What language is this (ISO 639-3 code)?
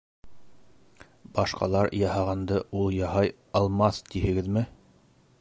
bak